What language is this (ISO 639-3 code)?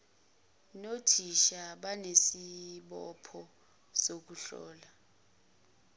zul